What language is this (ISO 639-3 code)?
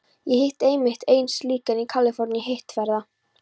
isl